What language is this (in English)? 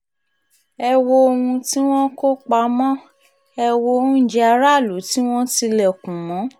Yoruba